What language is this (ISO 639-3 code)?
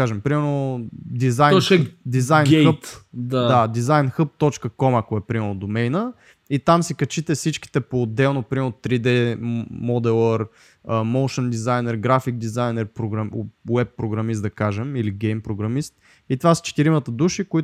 bul